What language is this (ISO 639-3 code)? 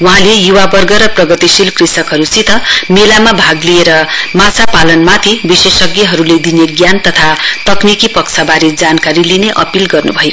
nep